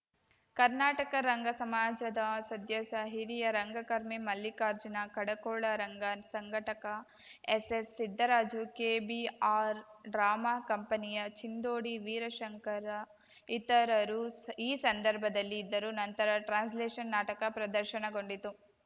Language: Kannada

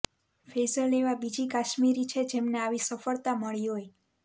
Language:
Gujarati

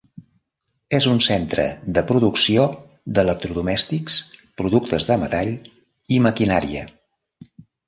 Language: Catalan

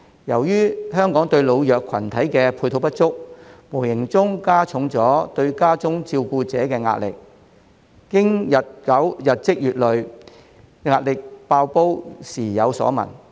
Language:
Cantonese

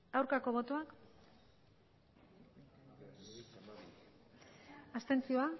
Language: Basque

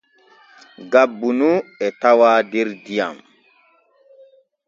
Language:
Borgu Fulfulde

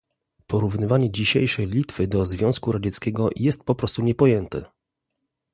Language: Polish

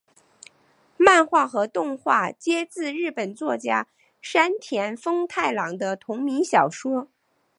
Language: Chinese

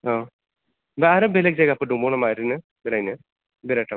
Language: Bodo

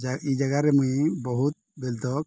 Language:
Odia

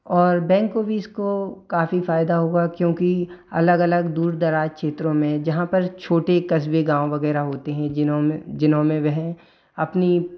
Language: Hindi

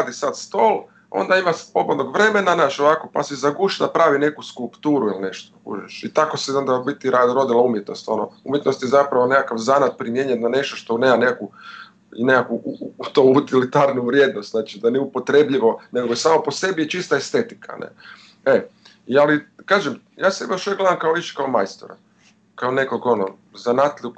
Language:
Croatian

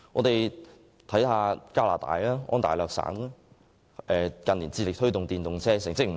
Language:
Cantonese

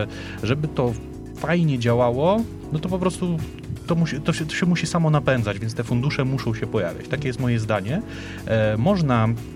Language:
Polish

